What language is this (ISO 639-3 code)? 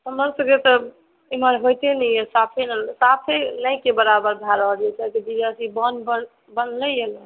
mai